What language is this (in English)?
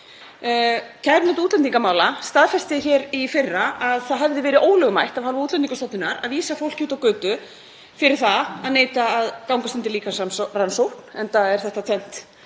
Icelandic